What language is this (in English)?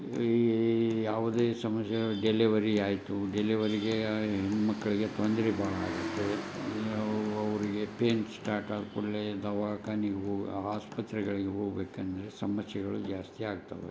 Kannada